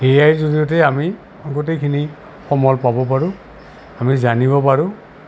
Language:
Assamese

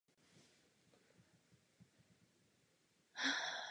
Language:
Czech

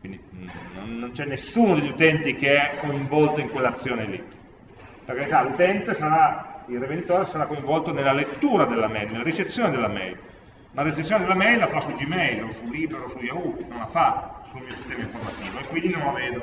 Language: Italian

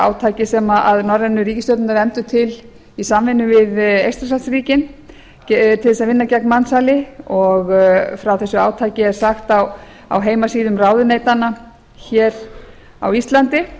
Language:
Icelandic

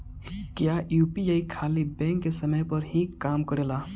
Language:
Bhojpuri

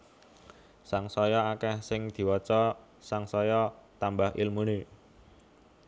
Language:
Javanese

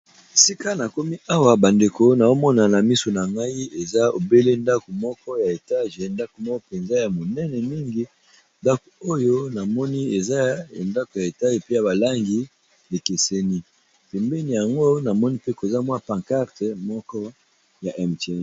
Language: Lingala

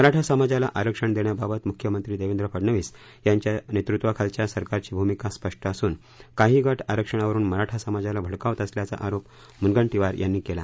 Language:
Marathi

